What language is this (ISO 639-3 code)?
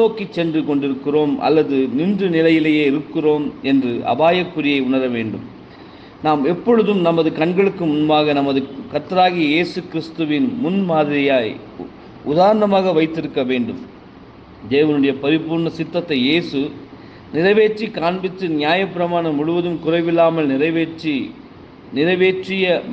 tam